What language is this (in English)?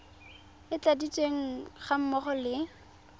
Tswana